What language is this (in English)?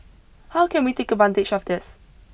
English